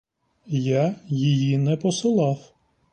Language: Ukrainian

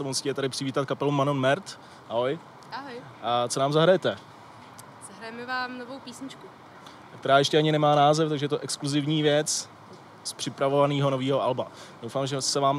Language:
Czech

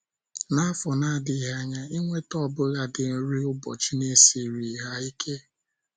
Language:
Igbo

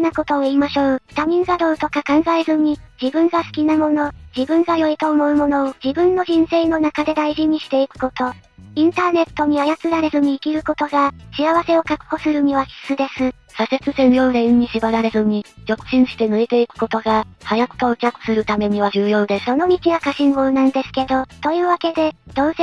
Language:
Japanese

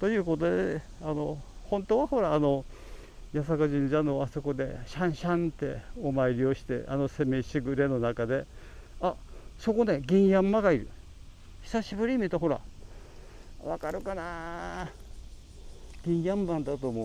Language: Japanese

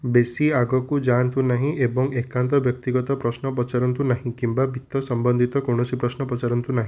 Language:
Odia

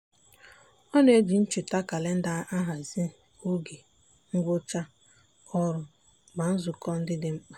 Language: Igbo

